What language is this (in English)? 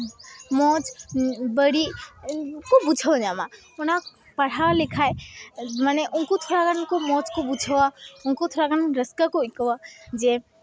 Santali